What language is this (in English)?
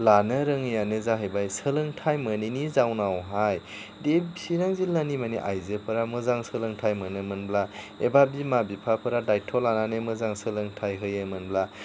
Bodo